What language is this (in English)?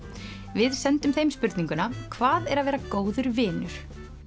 Icelandic